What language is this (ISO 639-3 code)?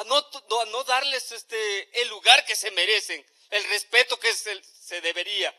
spa